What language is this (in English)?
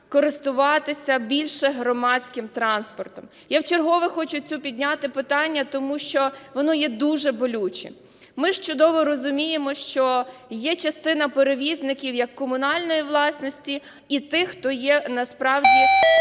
Ukrainian